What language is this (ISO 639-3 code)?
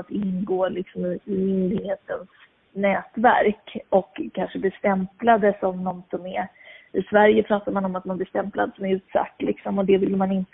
swe